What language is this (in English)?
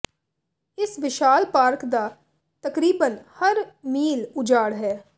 Punjabi